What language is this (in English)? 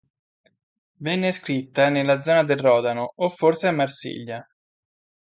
Italian